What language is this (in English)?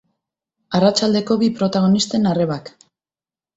Basque